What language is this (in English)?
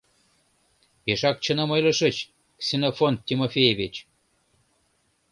Mari